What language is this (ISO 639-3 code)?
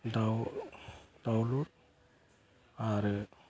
brx